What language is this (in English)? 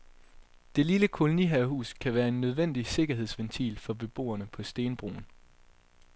Danish